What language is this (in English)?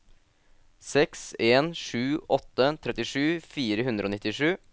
Norwegian